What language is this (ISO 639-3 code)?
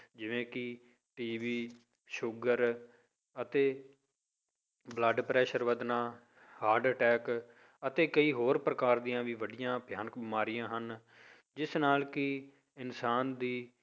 pan